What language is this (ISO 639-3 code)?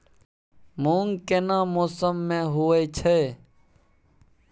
mai